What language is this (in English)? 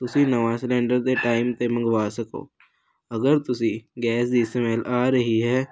Punjabi